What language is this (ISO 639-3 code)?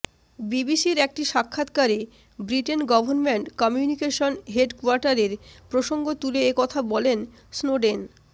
ben